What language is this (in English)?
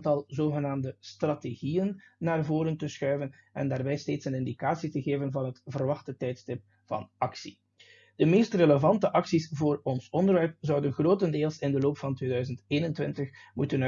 Dutch